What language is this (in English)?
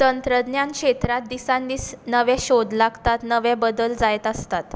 Konkani